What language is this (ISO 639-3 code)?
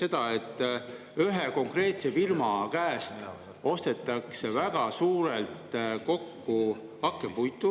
est